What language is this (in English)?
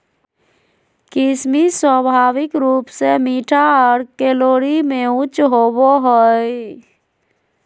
Magahi